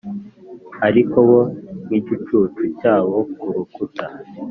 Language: Kinyarwanda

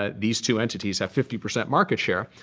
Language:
English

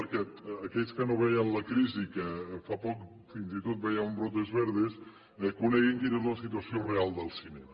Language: Catalan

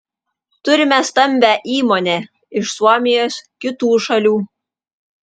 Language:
Lithuanian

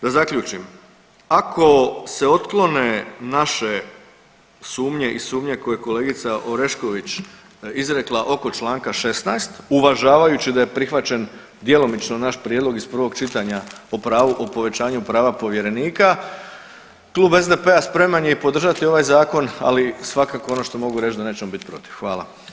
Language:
Croatian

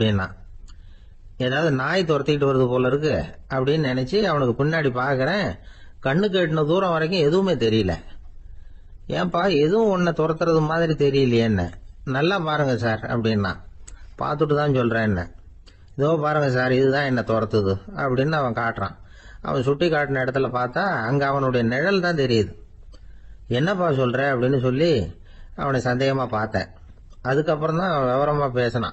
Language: Tamil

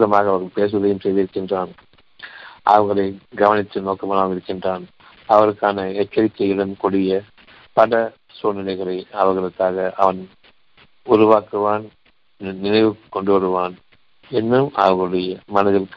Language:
Tamil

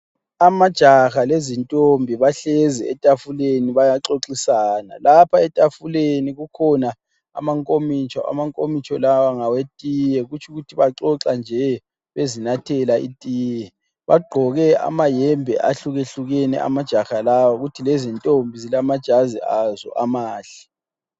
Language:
North Ndebele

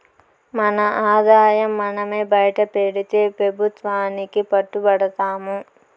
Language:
Telugu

